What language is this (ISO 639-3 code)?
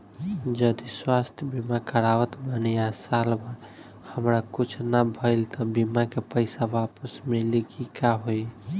bho